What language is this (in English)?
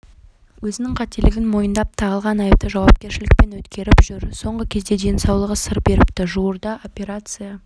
Kazakh